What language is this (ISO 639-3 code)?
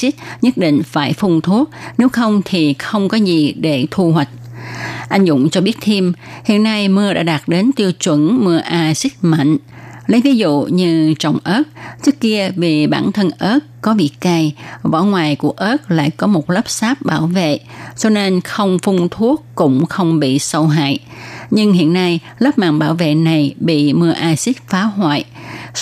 vie